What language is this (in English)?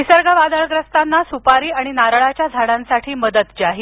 Marathi